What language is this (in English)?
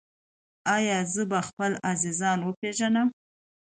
Pashto